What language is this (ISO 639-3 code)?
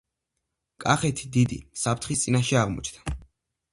kat